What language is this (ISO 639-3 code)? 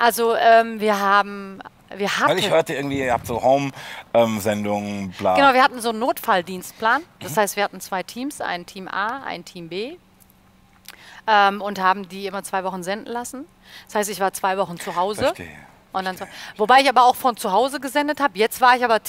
deu